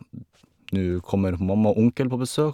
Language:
Norwegian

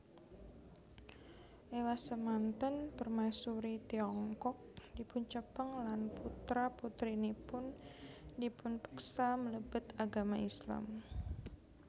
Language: Javanese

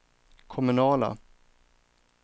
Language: Swedish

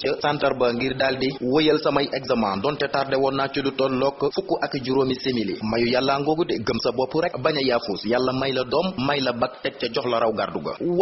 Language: Indonesian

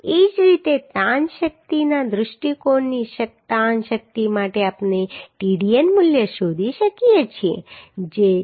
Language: Gujarati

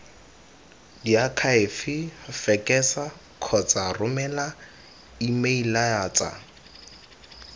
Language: Tswana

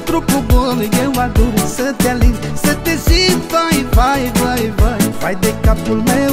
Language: Romanian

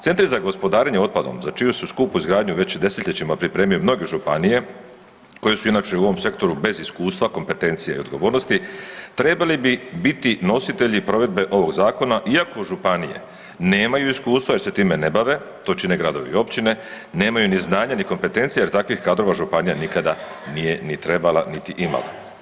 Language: Croatian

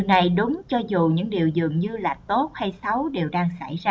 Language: Vietnamese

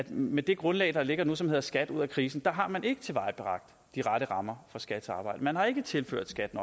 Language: Danish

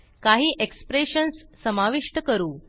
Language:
Marathi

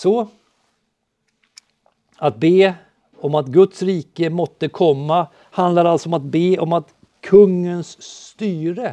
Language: Swedish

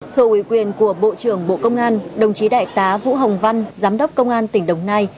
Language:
Vietnamese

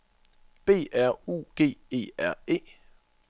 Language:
Danish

